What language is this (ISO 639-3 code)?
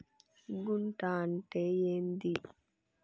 tel